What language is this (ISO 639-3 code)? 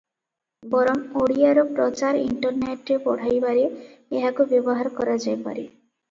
ori